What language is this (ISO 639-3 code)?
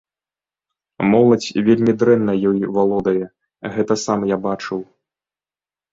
bel